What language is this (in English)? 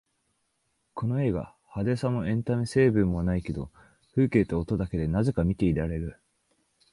Japanese